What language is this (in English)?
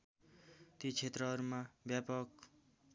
Nepali